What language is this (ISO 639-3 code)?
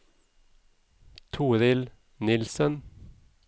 nor